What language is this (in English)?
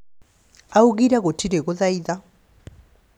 Kikuyu